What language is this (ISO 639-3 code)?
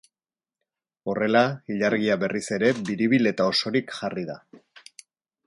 eus